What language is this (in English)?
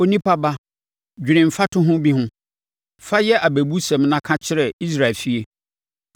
Akan